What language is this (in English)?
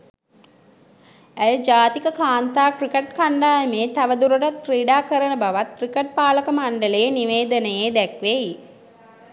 Sinhala